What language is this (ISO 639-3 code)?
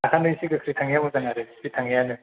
brx